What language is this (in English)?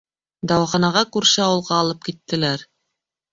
Bashkir